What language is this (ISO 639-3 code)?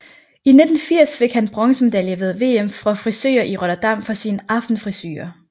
dan